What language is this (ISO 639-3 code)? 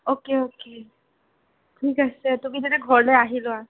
asm